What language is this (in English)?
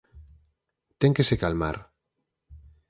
Galician